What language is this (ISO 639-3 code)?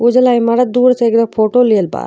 bho